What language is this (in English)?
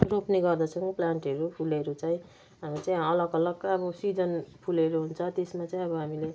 Nepali